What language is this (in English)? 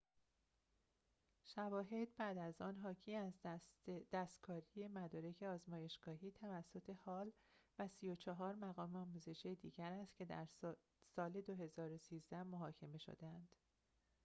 Persian